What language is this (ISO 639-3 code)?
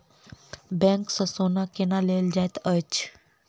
mai